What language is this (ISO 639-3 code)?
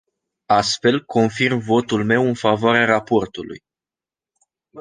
ron